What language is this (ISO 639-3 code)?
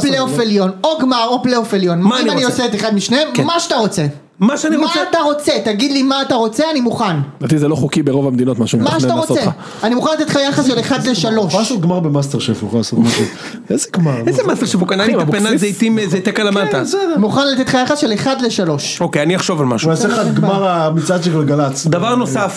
heb